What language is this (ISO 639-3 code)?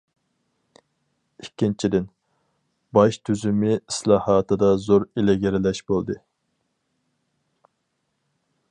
uig